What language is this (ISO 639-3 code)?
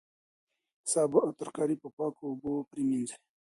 pus